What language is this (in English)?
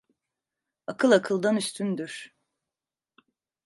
Turkish